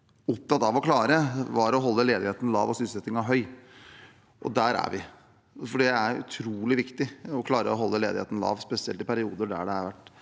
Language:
Norwegian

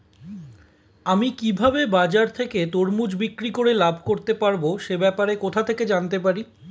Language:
Bangla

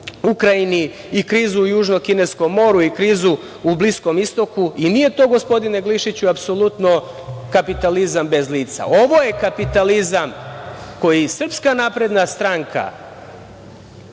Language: Serbian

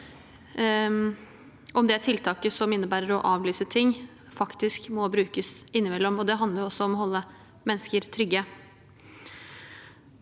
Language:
Norwegian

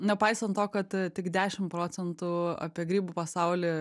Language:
Lithuanian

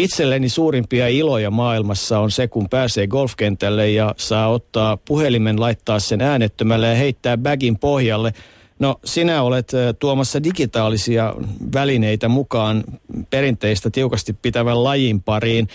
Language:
Finnish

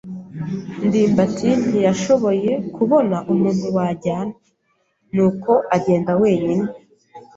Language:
Kinyarwanda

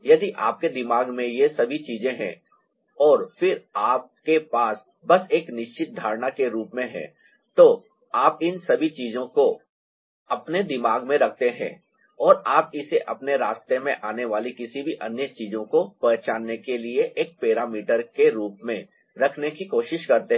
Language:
Hindi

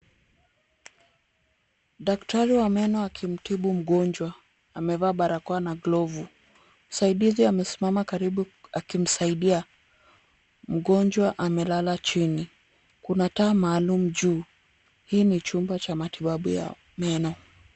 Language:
Swahili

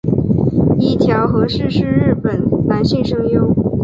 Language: Chinese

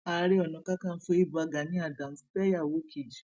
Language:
Yoruba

